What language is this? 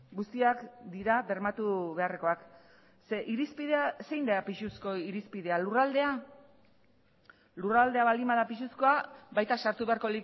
Basque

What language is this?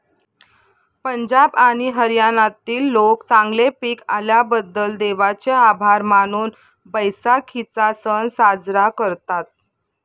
Marathi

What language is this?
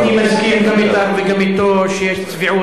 Hebrew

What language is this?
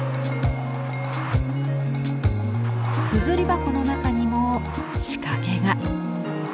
Japanese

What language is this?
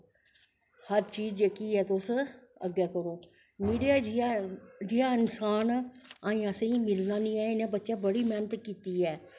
Dogri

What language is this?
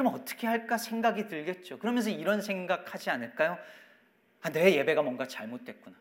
Korean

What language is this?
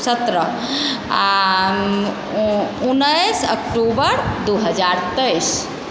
Maithili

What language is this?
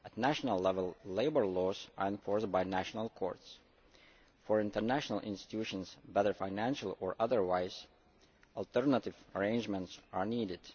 English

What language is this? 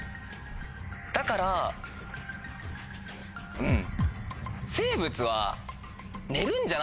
Japanese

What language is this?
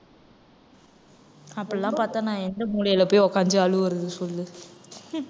Tamil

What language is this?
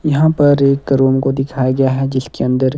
Hindi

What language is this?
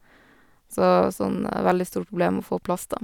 Norwegian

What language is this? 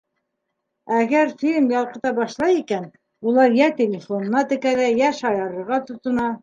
Bashkir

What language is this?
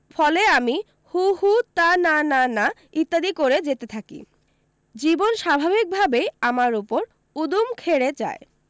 Bangla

